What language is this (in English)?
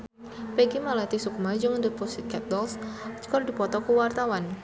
Sundanese